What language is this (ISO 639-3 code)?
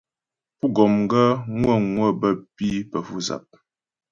bbj